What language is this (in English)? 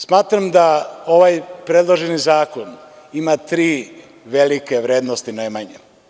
Serbian